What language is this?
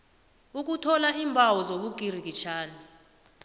South Ndebele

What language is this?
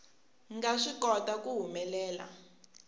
Tsonga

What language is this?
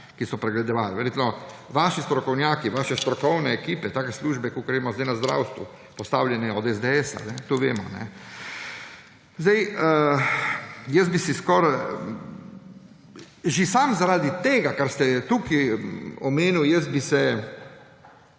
Slovenian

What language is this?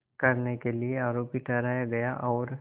Hindi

